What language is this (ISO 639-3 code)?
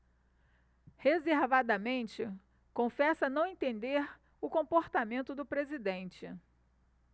por